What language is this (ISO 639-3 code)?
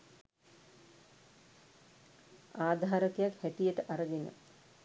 sin